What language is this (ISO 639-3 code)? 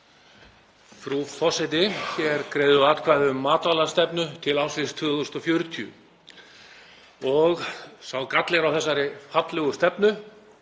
isl